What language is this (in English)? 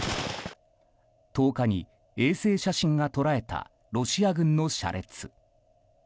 Japanese